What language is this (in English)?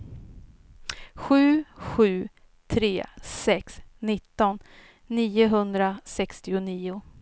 Swedish